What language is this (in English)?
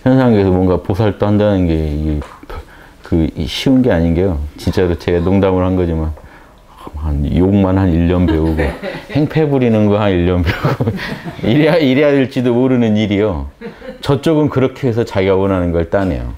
Korean